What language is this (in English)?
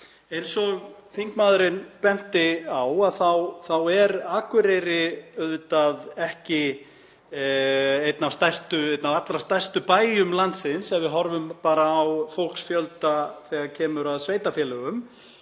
Icelandic